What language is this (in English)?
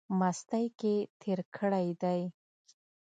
Pashto